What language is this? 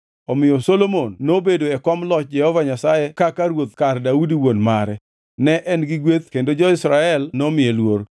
Luo (Kenya and Tanzania)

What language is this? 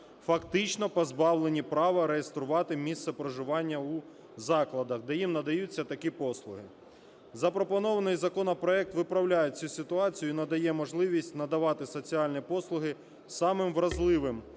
Ukrainian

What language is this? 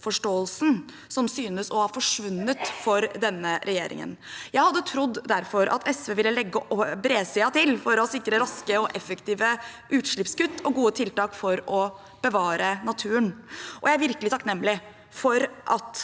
Norwegian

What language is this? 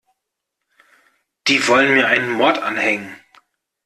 German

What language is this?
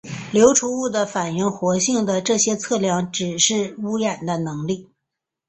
Chinese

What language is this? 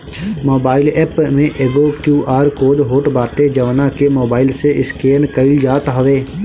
Bhojpuri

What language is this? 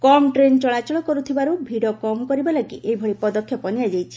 Odia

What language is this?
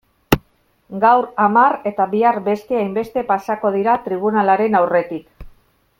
Basque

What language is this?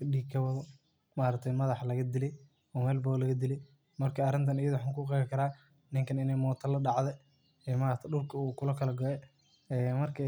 Somali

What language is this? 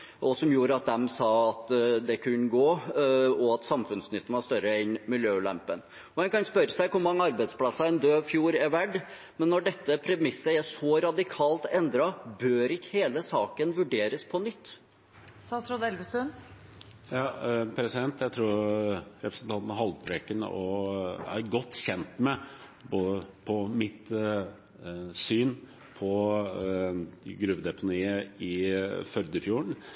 Norwegian Bokmål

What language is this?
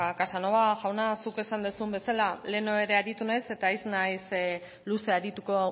Basque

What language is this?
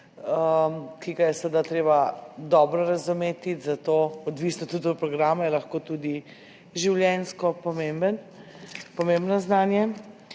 Slovenian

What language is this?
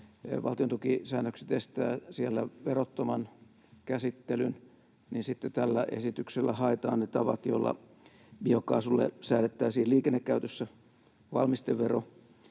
Finnish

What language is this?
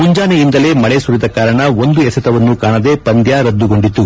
Kannada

